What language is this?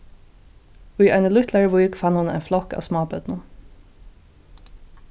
Faroese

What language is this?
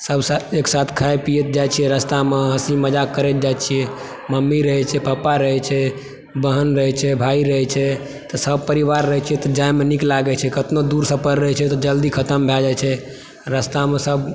Maithili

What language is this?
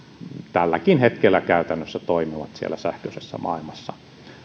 Finnish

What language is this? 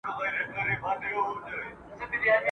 Pashto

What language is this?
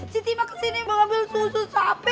Indonesian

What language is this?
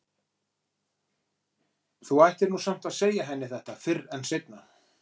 Icelandic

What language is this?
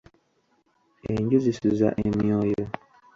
Ganda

